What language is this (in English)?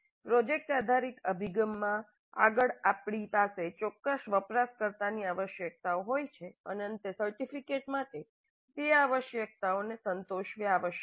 Gujarati